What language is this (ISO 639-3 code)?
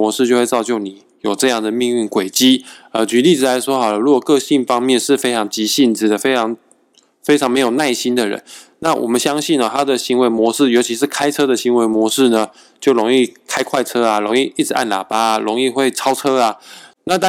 zho